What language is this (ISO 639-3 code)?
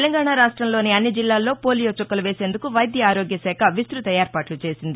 tel